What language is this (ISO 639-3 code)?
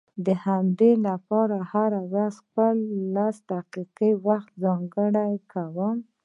pus